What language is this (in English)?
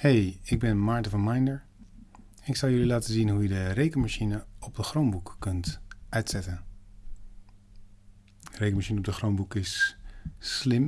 Dutch